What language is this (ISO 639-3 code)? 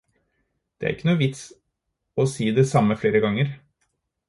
nob